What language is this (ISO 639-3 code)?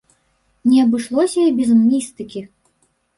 bel